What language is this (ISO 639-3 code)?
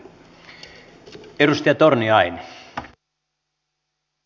fin